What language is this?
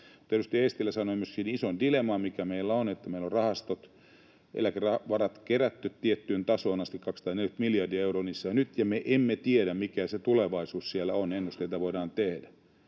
Finnish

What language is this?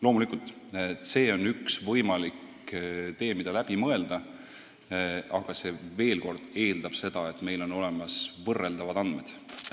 Estonian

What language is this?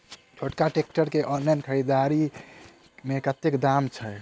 Maithili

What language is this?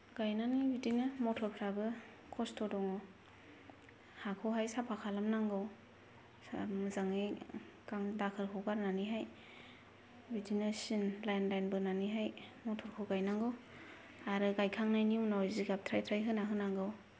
Bodo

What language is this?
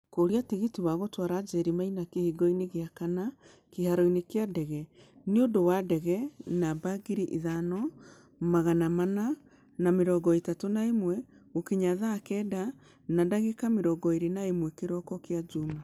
Kikuyu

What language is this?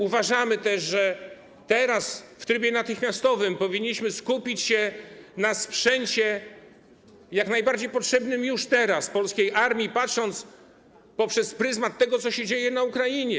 Polish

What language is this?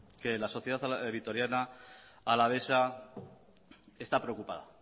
Spanish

